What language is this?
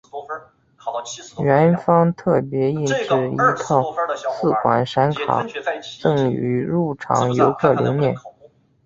Chinese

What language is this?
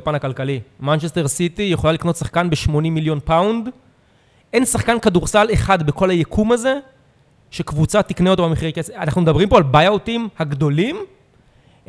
Hebrew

